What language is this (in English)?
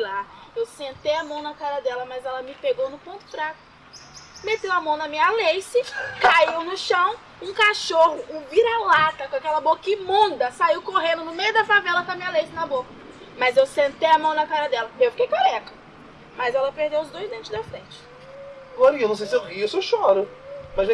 Portuguese